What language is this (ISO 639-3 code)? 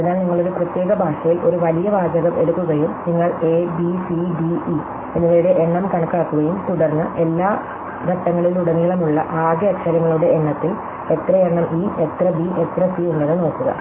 mal